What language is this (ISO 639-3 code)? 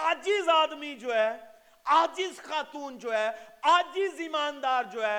urd